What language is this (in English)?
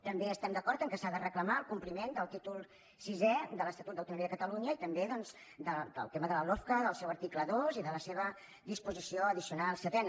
Catalan